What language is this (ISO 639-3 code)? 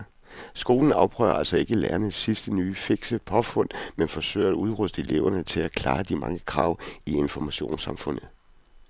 dan